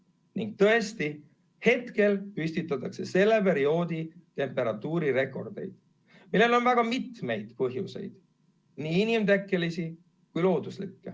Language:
Estonian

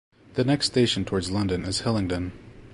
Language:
English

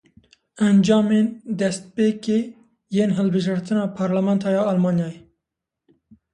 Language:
Kurdish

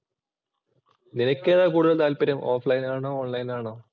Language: Malayalam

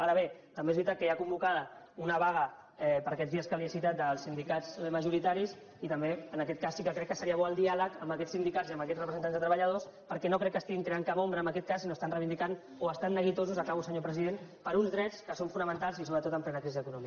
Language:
Catalan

